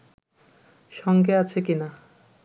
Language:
Bangla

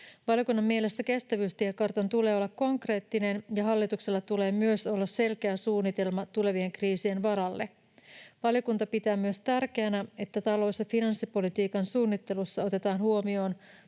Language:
Finnish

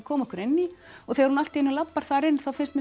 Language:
Icelandic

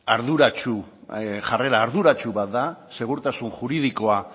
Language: Basque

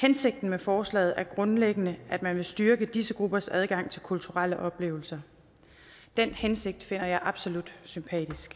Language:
Danish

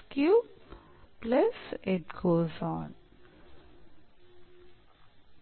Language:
Kannada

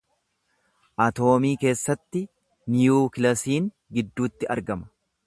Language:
Oromo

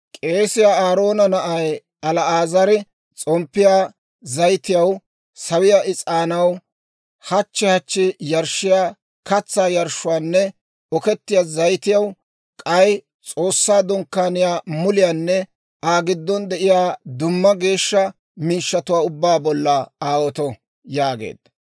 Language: Dawro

